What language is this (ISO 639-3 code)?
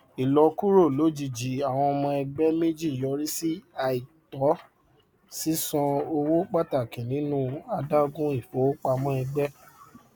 yor